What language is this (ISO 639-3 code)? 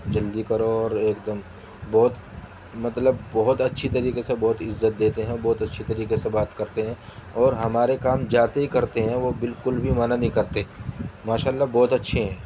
urd